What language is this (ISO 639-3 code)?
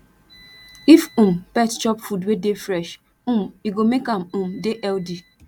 pcm